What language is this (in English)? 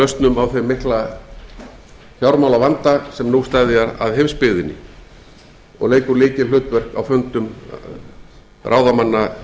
Icelandic